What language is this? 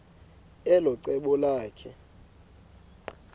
Xhosa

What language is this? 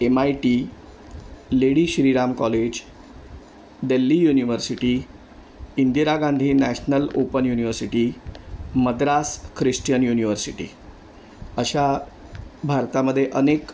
Marathi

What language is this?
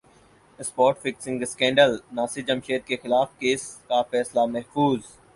Urdu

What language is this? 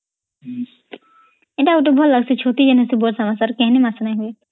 Odia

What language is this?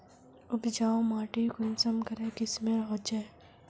Magahi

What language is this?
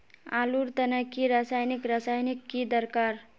Magahi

